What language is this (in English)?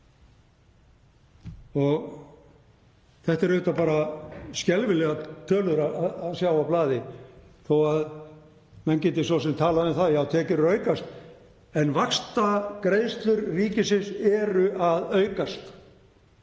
Icelandic